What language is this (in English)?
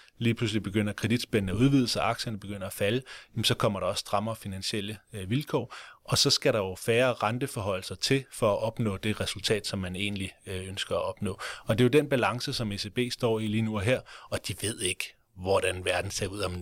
Danish